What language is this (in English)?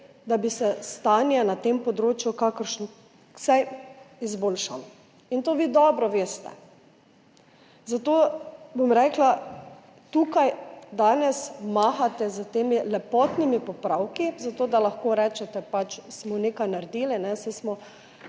Slovenian